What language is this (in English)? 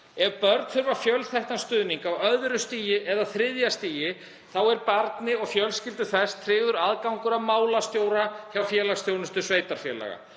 Icelandic